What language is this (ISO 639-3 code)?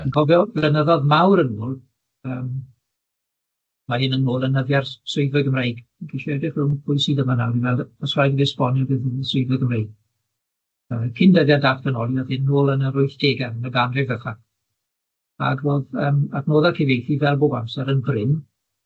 cym